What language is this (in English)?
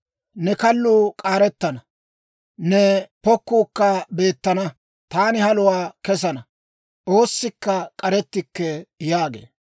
Dawro